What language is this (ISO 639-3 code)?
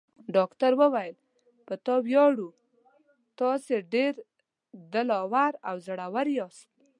pus